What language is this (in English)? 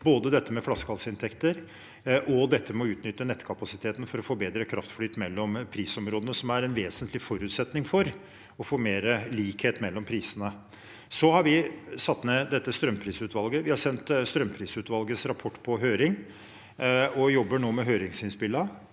Norwegian